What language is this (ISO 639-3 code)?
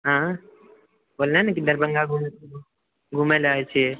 mai